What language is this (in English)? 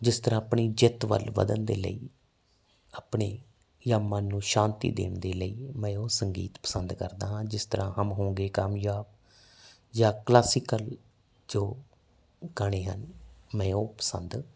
Punjabi